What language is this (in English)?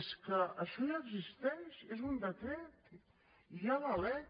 Catalan